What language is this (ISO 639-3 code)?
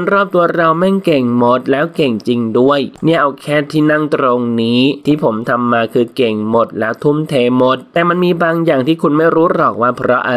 tha